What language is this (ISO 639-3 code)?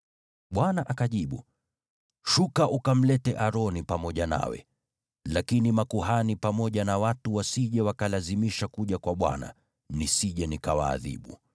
swa